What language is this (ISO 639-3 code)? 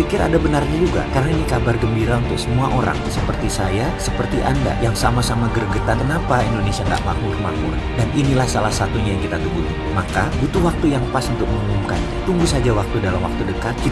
ind